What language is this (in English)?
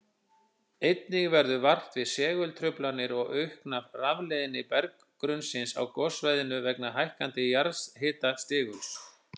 Icelandic